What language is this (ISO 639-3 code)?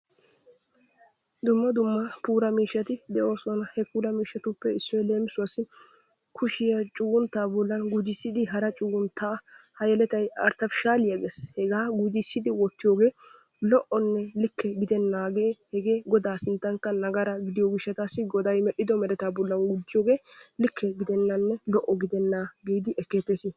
wal